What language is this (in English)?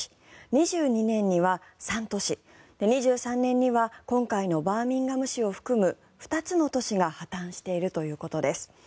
Japanese